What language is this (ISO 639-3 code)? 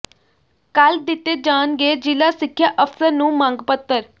pan